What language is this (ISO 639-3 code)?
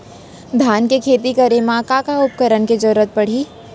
hne